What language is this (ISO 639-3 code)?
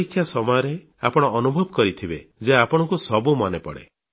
ori